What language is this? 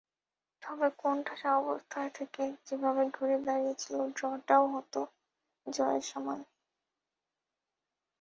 Bangla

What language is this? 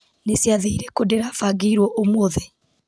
Kikuyu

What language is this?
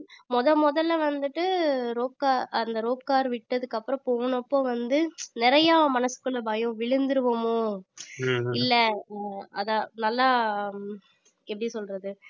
Tamil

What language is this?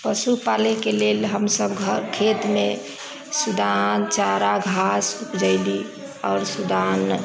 Maithili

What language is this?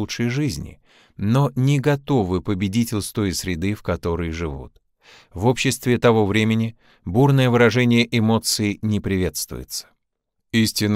Russian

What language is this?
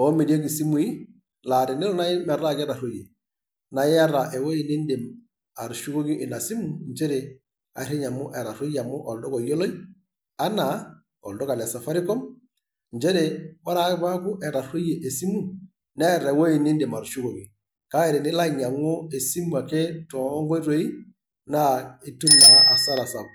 Masai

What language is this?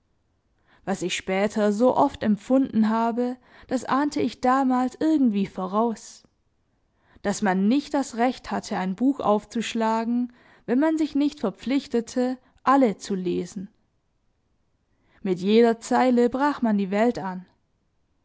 German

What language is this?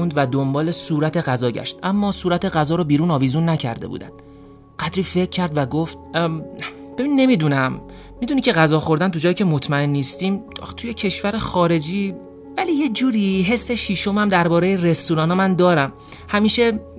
Persian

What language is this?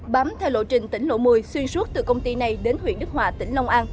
Vietnamese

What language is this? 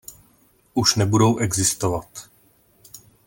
Czech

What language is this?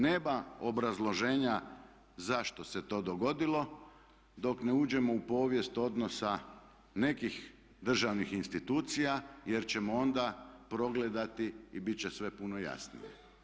Croatian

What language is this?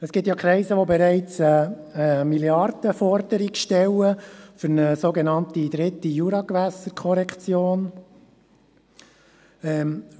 Swiss German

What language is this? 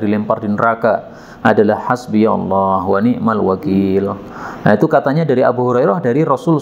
Indonesian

